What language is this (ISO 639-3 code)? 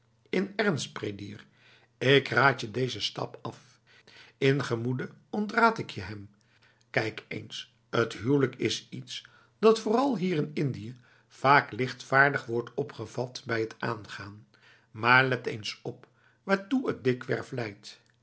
nld